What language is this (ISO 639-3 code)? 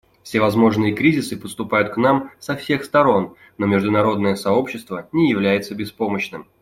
rus